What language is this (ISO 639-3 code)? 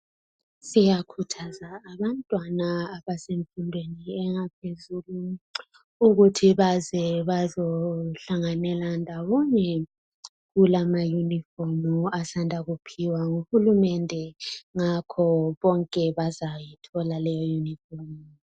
nde